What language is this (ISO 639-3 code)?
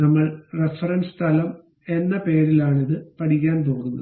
mal